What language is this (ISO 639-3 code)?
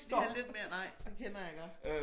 dan